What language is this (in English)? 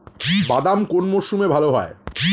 Bangla